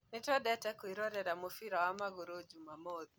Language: Kikuyu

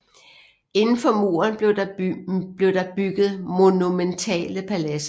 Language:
Danish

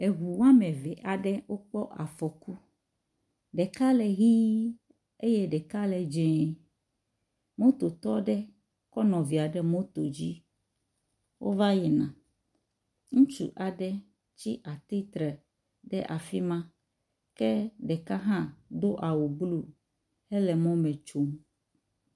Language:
Ewe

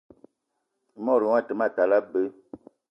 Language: Eton (Cameroon)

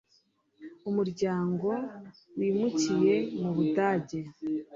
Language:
Kinyarwanda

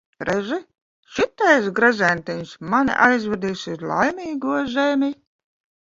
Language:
Latvian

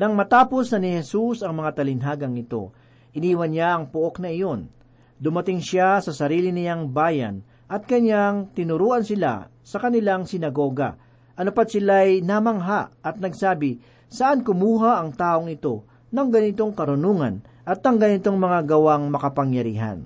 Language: Filipino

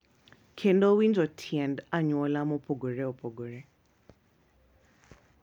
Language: Luo (Kenya and Tanzania)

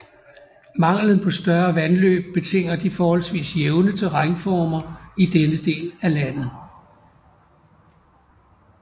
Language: Danish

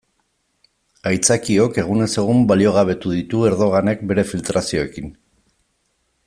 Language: Basque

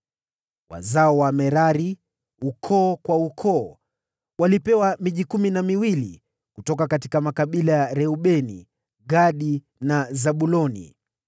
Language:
Swahili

